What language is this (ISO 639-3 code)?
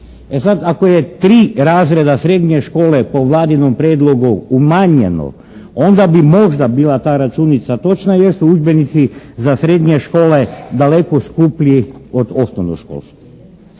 hrv